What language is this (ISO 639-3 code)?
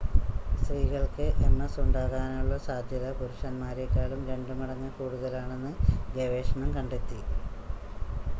mal